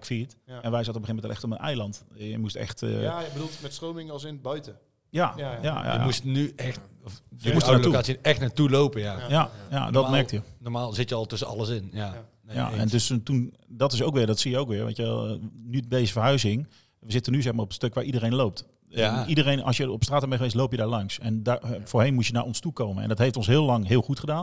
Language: Dutch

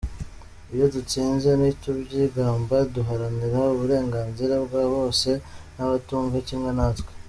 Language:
Kinyarwanda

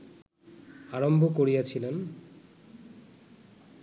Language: Bangla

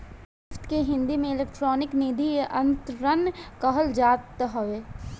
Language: Bhojpuri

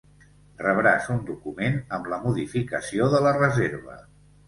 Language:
Catalan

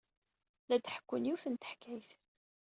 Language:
Kabyle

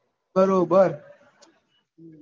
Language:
Gujarati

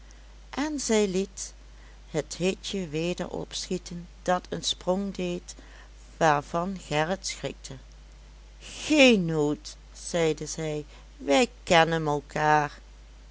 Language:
Dutch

